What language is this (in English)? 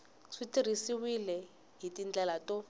Tsonga